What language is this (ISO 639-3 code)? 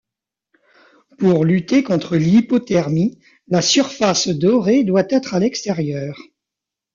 fra